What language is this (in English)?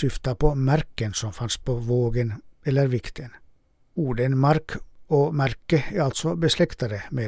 Swedish